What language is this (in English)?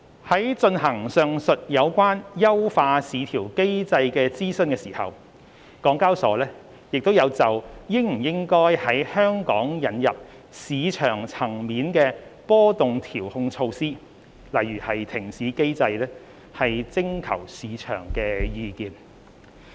Cantonese